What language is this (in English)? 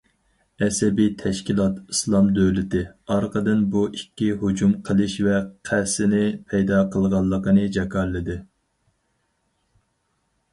Uyghur